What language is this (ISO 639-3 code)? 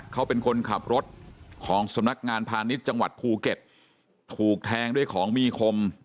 tha